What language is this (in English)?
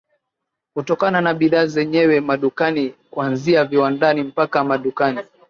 Swahili